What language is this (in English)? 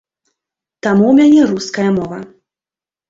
Belarusian